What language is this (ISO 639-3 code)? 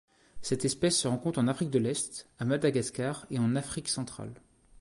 fra